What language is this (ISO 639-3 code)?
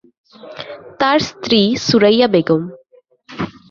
ben